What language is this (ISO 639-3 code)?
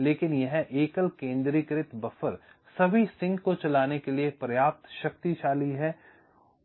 hin